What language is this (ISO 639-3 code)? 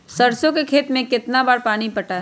mag